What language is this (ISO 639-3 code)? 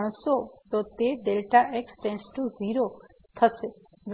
guj